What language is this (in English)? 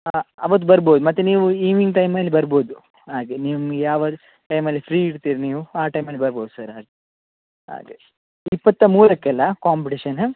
Kannada